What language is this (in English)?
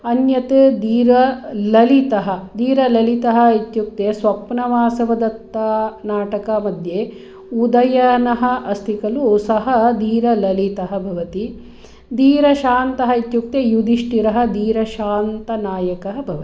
Sanskrit